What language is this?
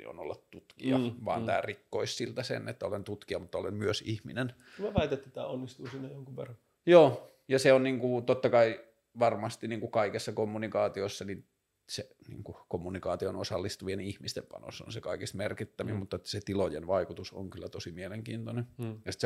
Finnish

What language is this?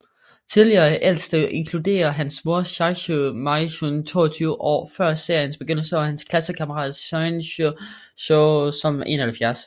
Danish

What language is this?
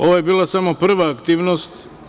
Serbian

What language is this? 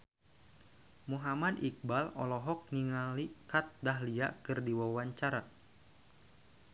Sundanese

